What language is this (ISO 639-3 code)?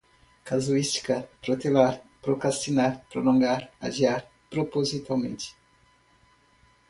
por